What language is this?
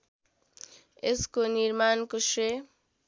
Nepali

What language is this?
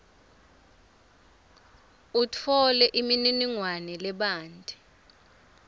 Swati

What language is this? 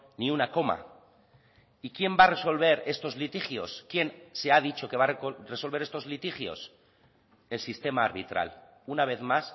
Spanish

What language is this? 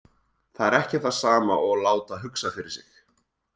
Icelandic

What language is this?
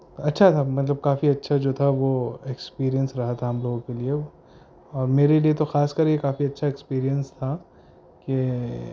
Urdu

